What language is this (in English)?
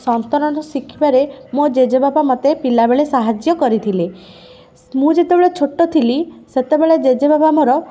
Odia